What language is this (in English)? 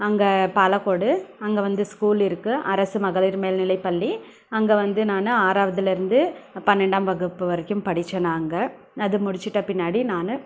Tamil